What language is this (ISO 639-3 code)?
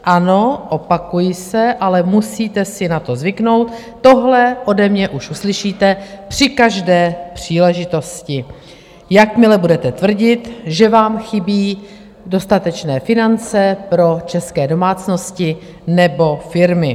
ces